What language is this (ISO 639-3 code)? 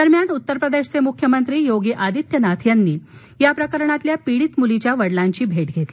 mar